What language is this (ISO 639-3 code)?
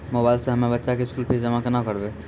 mai